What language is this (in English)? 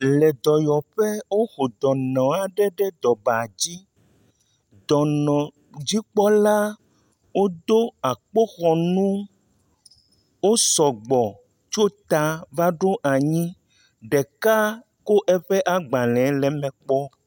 Ewe